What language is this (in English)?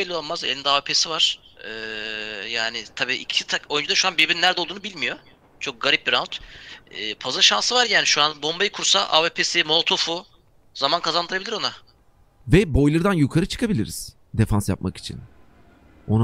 Turkish